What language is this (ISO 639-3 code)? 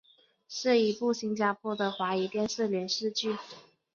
zho